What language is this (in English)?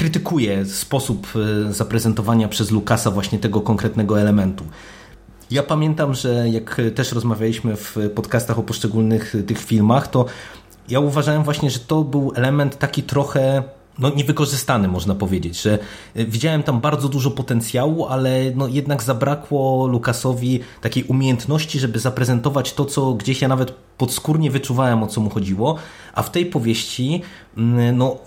Polish